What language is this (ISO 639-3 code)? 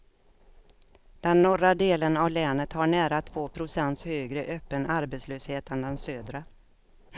swe